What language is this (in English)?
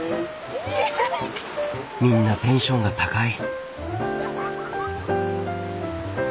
Japanese